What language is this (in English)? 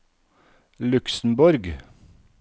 Norwegian